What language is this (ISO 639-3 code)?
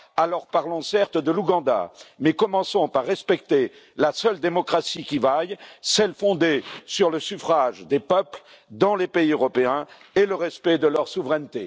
fra